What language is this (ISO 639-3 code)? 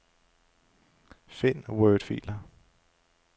dan